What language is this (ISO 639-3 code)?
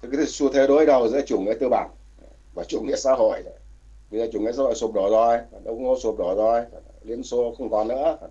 vie